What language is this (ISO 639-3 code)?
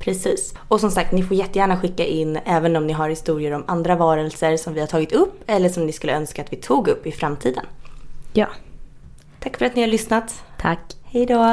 swe